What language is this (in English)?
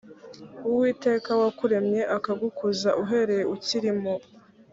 Kinyarwanda